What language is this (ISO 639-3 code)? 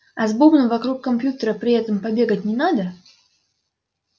rus